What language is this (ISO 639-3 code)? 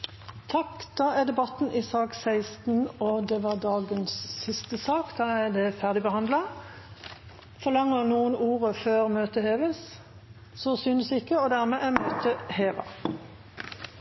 nob